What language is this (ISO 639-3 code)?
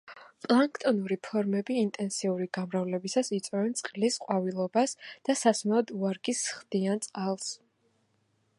kat